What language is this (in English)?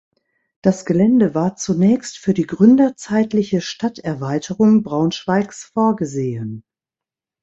German